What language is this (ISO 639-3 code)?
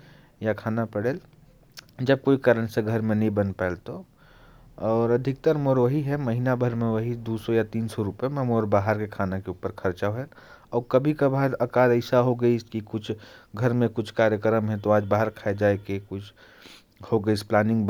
kfp